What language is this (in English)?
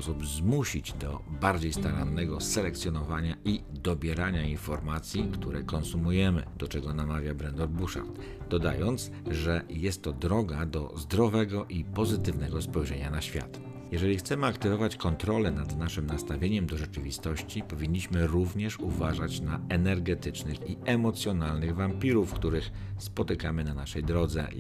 Polish